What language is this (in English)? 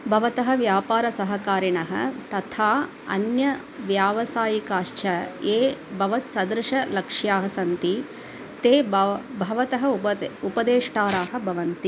Sanskrit